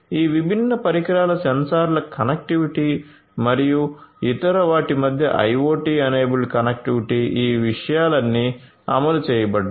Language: Telugu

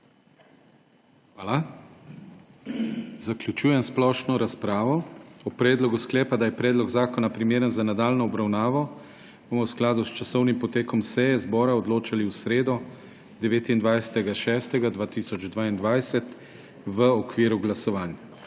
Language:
Slovenian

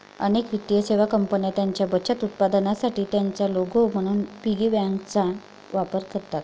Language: Marathi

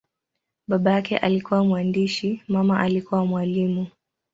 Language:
Swahili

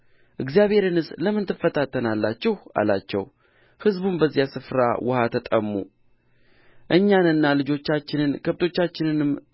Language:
Amharic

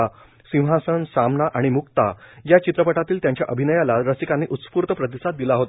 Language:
Marathi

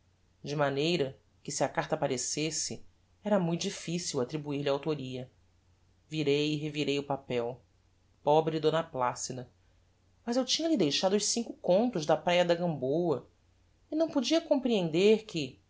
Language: Portuguese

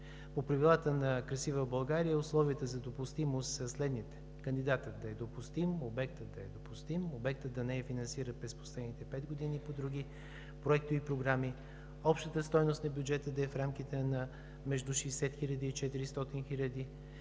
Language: Bulgarian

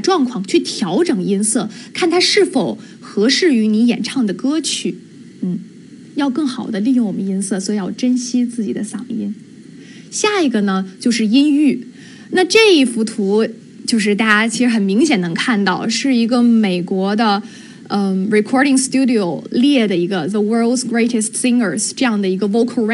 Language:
Chinese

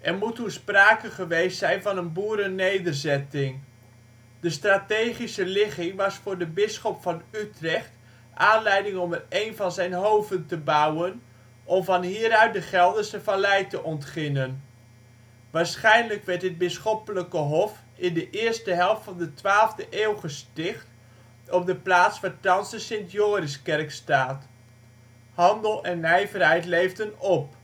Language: Dutch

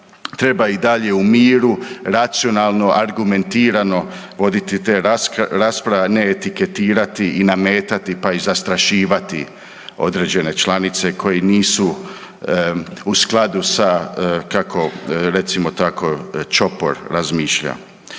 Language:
Croatian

